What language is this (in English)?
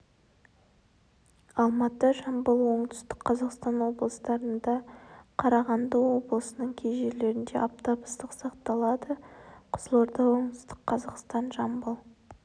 Kazakh